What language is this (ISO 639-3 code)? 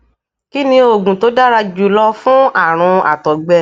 yor